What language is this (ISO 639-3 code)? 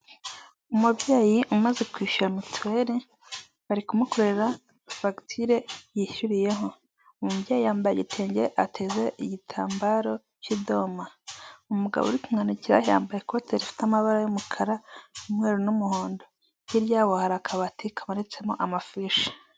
kin